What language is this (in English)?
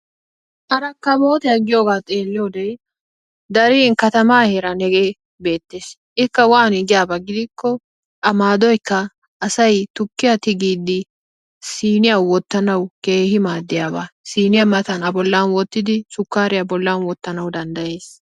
Wolaytta